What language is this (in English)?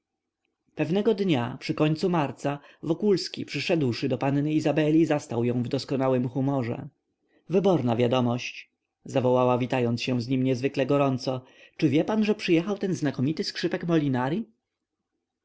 Polish